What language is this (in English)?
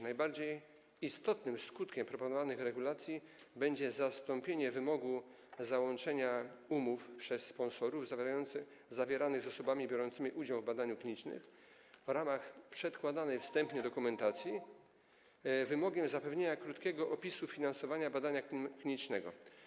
Polish